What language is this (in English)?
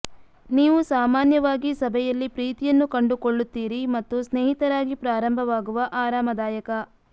Kannada